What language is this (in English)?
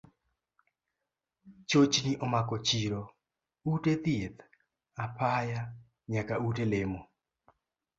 Luo (Kenya and Tanzania)